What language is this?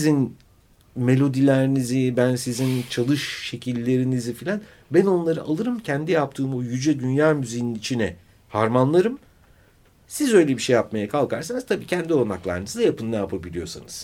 Turkish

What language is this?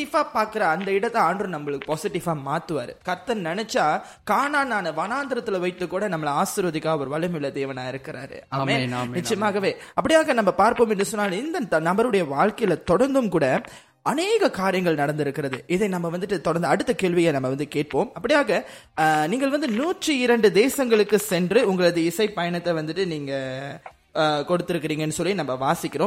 Tamil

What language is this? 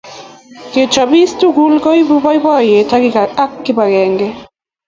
Kalenjin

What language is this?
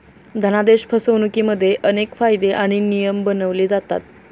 Marathi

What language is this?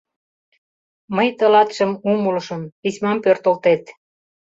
Mari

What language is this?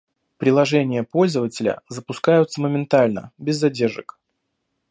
Russian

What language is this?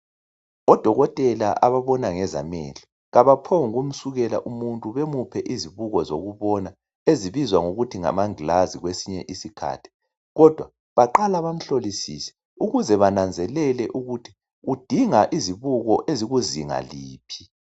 North Ndebele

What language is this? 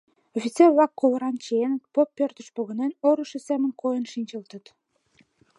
Mari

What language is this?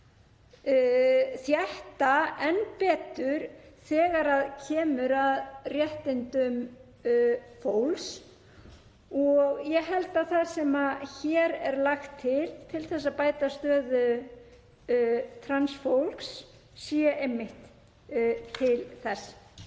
Icelandic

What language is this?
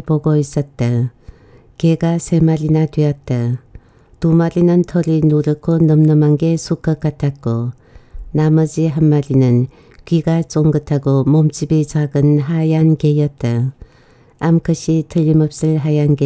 Korean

